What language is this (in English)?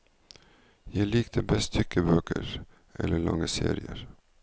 Norwegian